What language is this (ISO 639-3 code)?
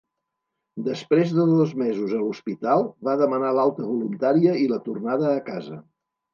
cat